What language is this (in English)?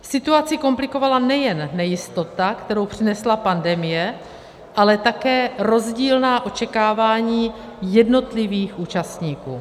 Czech